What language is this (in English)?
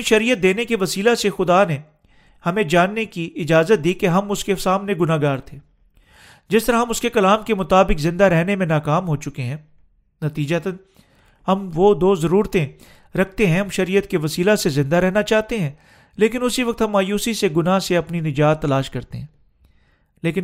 Urdu